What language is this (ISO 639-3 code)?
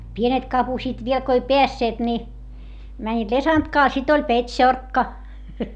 fin